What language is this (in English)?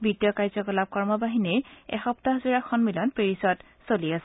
Assamese